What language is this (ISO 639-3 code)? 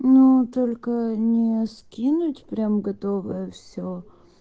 rus